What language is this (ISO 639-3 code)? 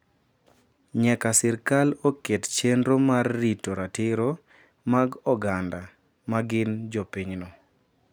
luo